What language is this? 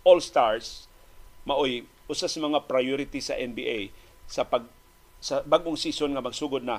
Filipino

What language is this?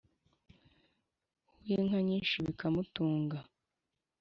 Kinyarwanda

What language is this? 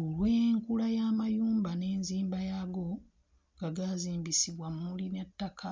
Ganda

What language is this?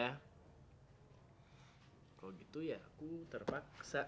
Indonesian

